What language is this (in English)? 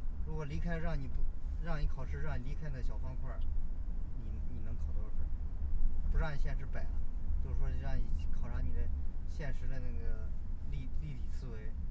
Chinese